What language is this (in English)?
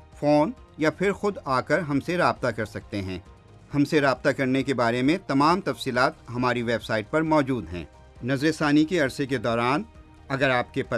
Urdu